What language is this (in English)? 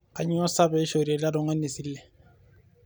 Masai